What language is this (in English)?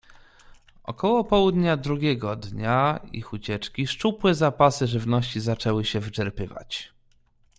Polish